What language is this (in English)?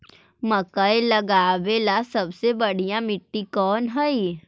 Magahi